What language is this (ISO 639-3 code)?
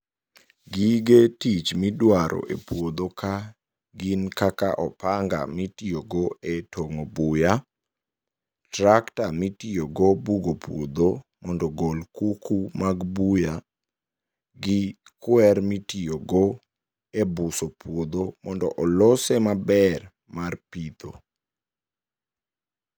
luo